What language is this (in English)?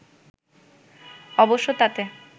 Bangla